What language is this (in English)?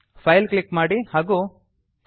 Kannada